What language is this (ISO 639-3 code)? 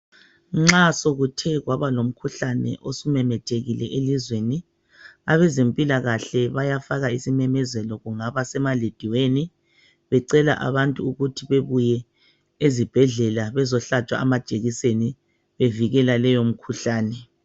nde